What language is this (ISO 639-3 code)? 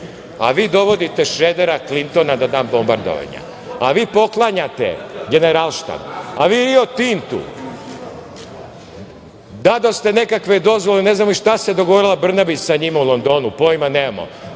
srp